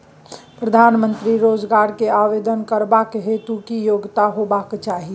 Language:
Maithili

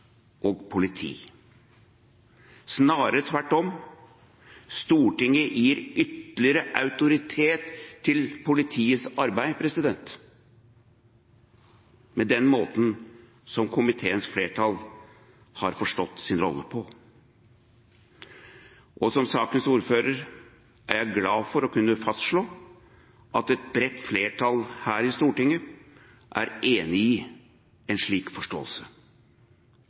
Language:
Norwegian Bokmål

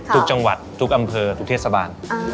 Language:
Thai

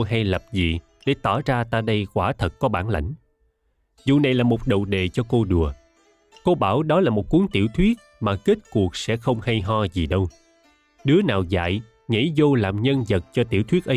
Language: Vietnamese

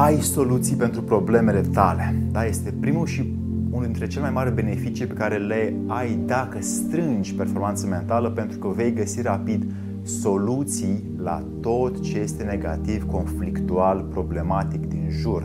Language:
Romanian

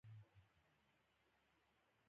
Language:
Pashto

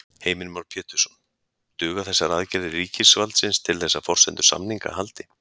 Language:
Icelandic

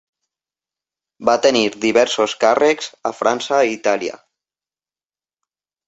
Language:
Catalan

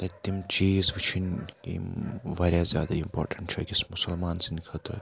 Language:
Kashmiri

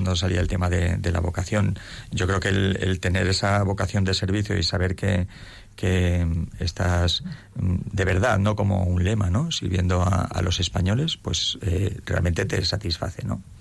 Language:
Spanish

